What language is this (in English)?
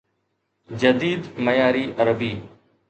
Sindhi